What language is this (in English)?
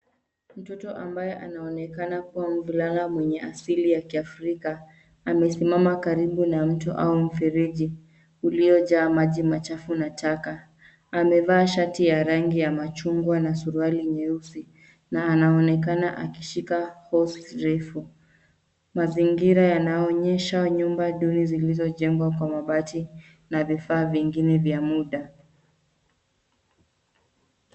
Swahili